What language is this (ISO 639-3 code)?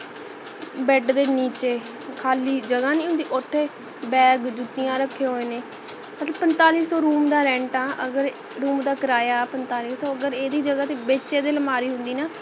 pan